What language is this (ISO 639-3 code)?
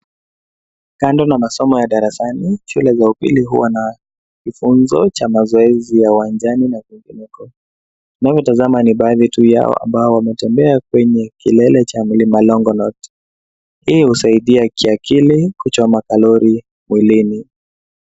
swa